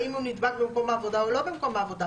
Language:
Hebrew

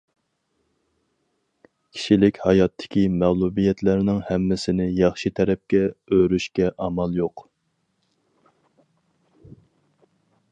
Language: Uyghur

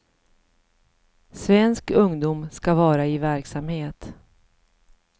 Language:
Swedish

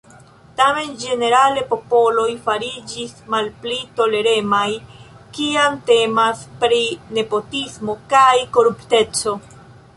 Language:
Esperanto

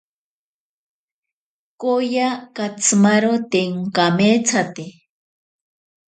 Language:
Ashéninka Perené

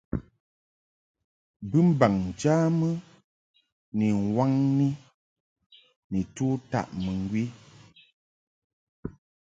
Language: Mungaka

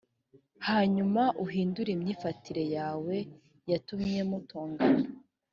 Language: Kinyarwanda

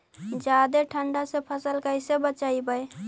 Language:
Magahi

